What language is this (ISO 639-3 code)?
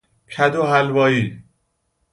fas